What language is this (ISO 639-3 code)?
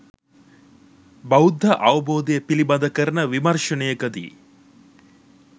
sin